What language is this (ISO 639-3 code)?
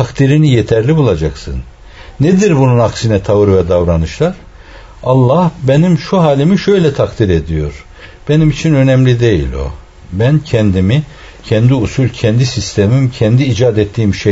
tur